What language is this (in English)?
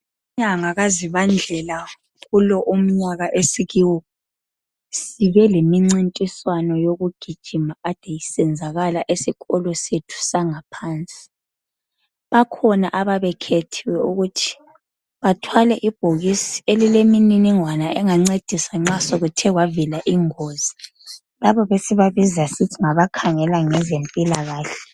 North Ndebele